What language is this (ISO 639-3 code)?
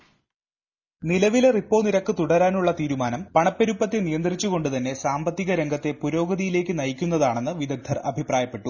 mal